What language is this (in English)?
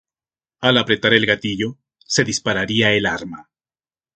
Spanish